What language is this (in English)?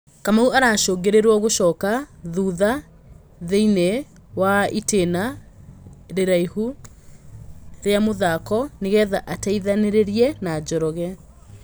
Kikuyu